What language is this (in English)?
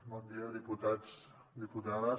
Catalan